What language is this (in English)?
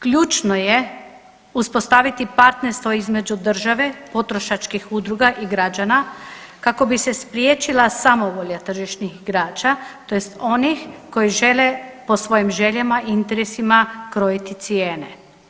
Croatian